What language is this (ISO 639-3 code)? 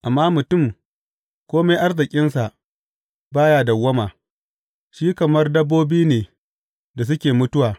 hau